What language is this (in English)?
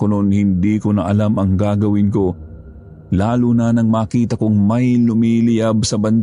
Filipino